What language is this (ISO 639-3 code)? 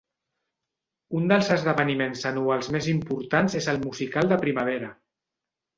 cat